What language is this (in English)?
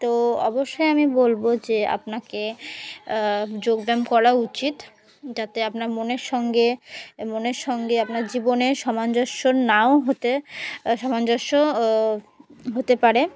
Bangla